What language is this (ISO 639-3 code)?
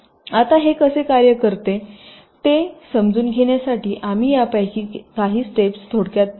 mar